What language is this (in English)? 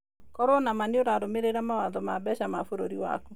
Kikuyu